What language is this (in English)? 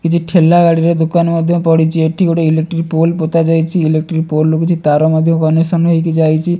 Odia